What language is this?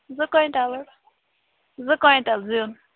Kashmiri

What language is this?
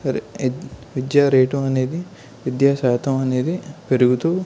Telugu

